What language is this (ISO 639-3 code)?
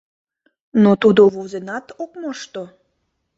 chm